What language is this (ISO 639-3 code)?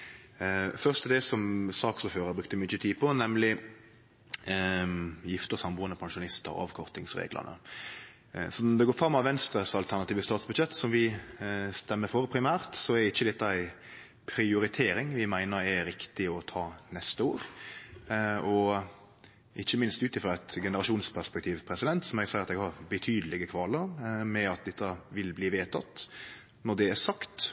nno